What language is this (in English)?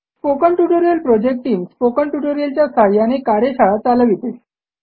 Marathi